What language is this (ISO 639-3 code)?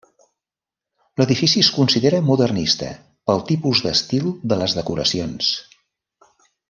cat